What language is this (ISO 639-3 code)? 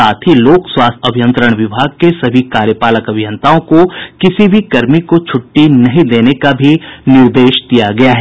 hin